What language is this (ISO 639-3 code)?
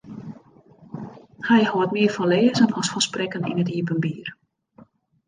fry